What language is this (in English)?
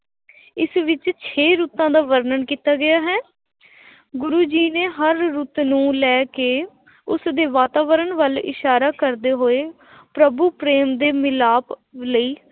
Punjabi